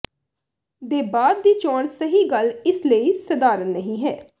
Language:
Punjabi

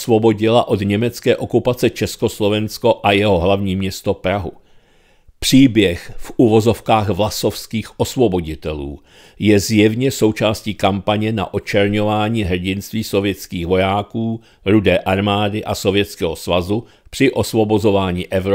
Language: Czech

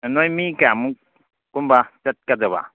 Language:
Manipuri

